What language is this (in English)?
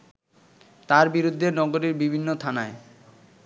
Bangla